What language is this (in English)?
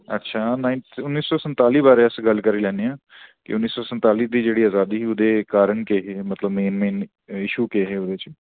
Dogri